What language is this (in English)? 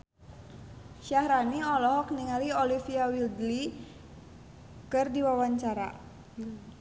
Sundanese